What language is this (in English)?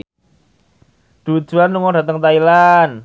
Javanese